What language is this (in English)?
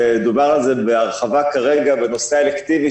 Hebrew